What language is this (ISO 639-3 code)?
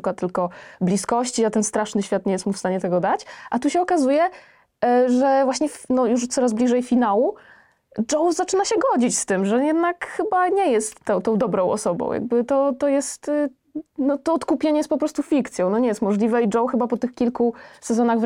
pol